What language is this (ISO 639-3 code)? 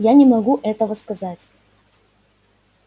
rus